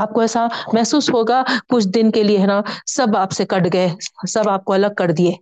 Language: Urdu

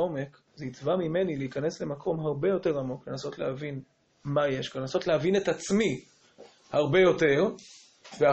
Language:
Hebrew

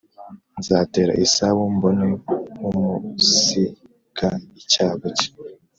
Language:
Kinyarwanda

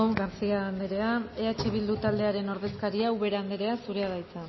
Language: Basque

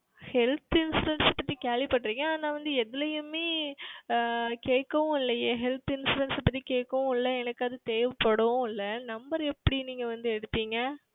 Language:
Tamil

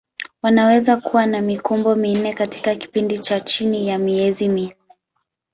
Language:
Swahili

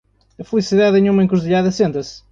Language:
Portuguese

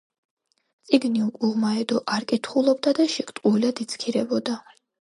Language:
Georgian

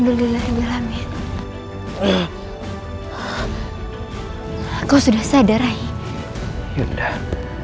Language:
Indonesian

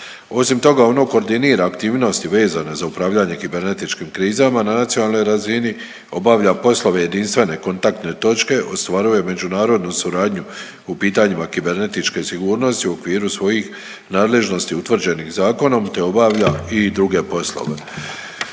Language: Croatian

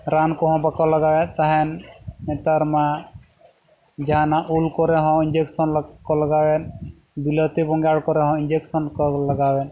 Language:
Santali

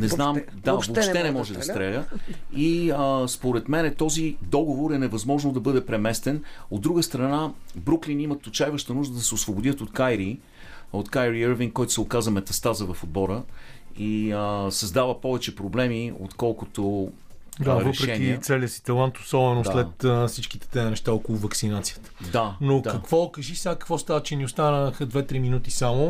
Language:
Bulgarian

